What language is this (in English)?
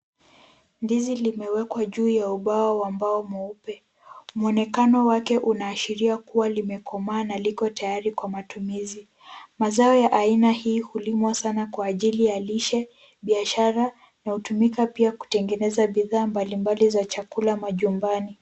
Swahili